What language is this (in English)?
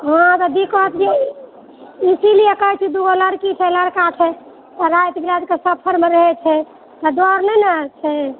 Maithili